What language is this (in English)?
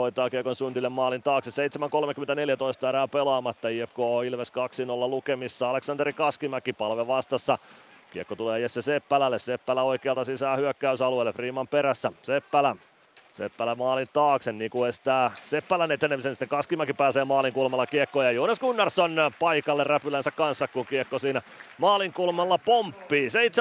Finnish